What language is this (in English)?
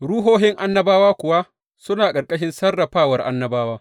Hausa